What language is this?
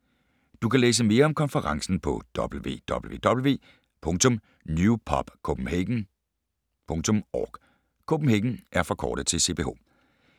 Danish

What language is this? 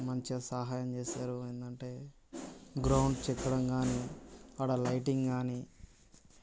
Telugu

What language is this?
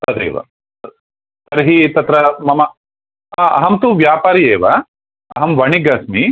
Sanskrit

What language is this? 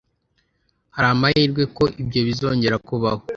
Kinyarwanda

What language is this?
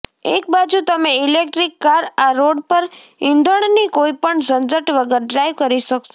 Gujarati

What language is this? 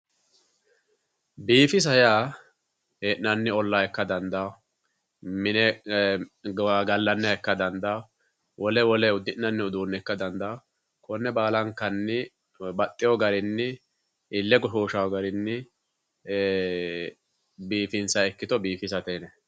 Sidamo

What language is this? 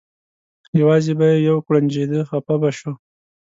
Pashto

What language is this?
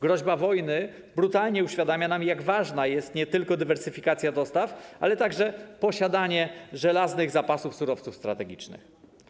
Polish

